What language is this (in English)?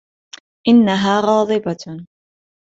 Arabic